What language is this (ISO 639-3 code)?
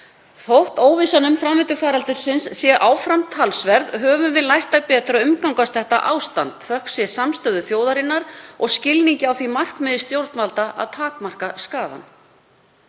isl